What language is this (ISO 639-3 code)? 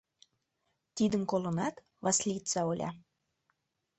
chm